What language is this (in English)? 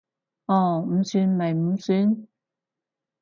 Cantonese